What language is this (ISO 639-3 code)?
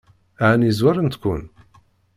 kab